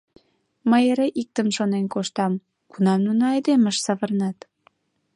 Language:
Mari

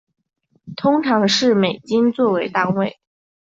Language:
Chinese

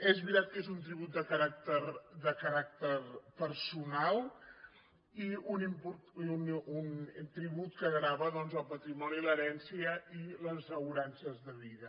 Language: Catalan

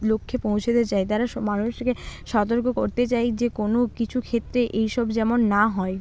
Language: Bangla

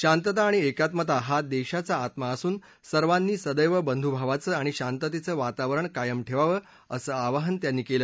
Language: Marathi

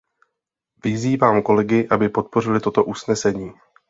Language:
Czech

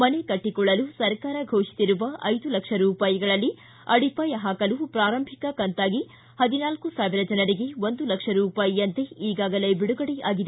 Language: Kannada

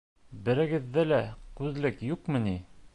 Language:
Bashkir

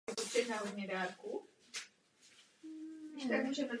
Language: Czech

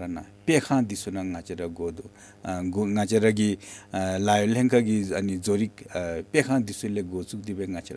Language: Korean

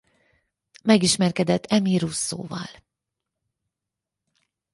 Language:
Hungarian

